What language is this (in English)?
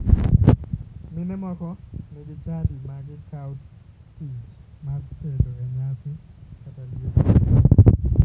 Luo (Kenya and Tanzania)